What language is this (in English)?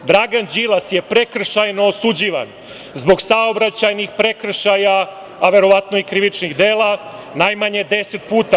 Serbian